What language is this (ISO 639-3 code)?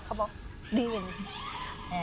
tha